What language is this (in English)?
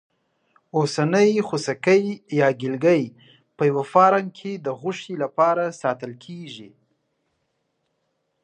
Pashto